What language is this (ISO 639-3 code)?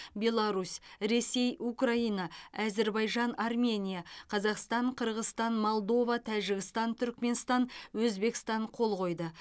kaz